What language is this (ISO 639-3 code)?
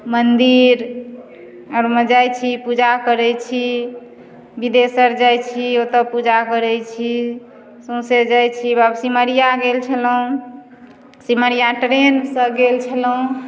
mai